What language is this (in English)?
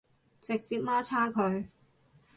Cantonese